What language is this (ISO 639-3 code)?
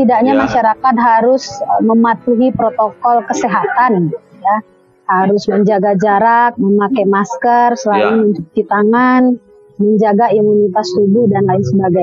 ind